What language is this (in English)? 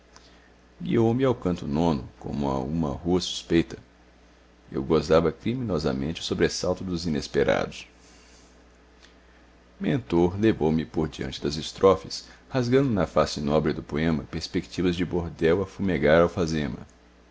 Portuguese